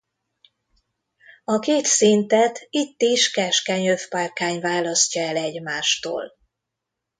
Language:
Hungarian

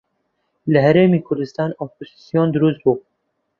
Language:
Central Kurdish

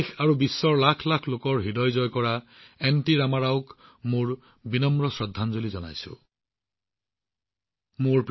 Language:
Assamese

